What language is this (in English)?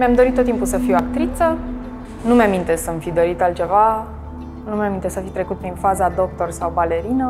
Romanian